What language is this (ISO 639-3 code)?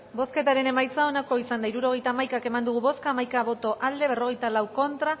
eus